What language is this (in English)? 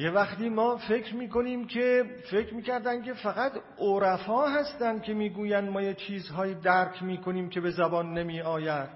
Persian